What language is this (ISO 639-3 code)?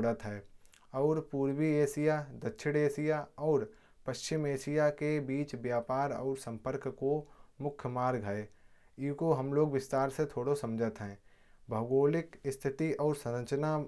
bjj